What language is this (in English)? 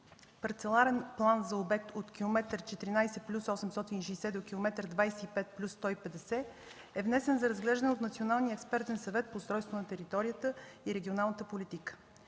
Bulgarian